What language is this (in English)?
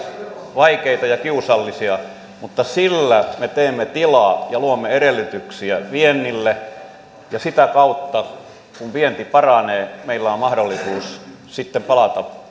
Finnish